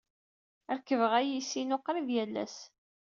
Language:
Kabyle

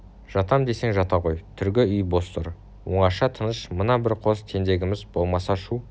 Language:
Kazakh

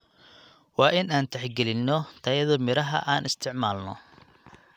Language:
Somali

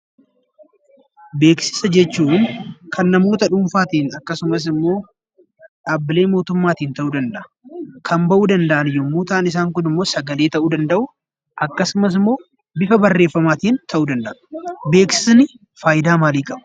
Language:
Oromo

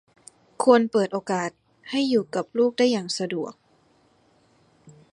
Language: Thai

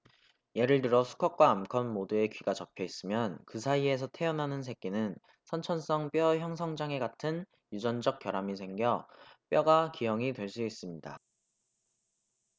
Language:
Korean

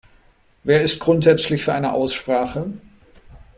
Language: German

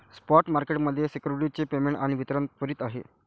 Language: Marathi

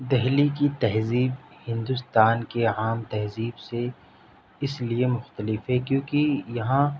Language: Urdu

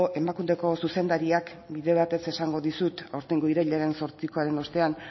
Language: Basque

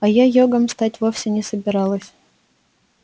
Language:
Russian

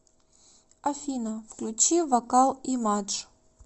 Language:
Russian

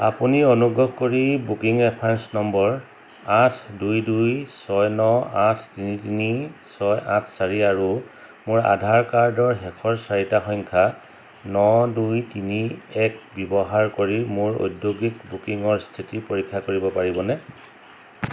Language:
Assamese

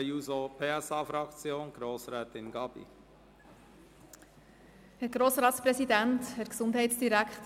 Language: Swiss German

